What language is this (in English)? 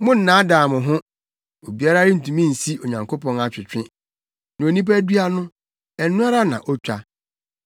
Akan